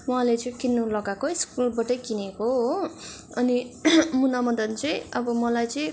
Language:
Nepali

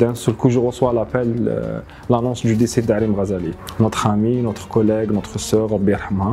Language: French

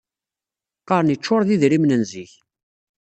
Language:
Kabyle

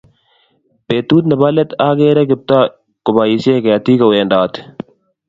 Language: Kalenjin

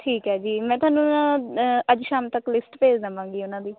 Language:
Punjabi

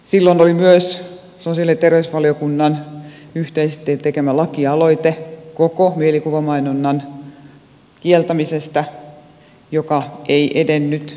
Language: Finnish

